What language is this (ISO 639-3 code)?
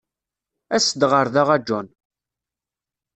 kab